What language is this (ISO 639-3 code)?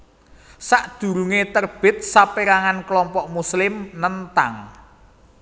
jav